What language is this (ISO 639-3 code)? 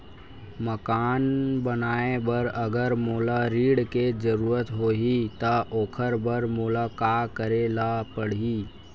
hne